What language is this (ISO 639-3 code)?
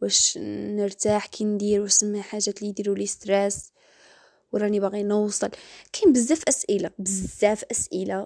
ara